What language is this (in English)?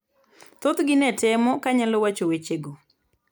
Luo (Kenya and Tanzania)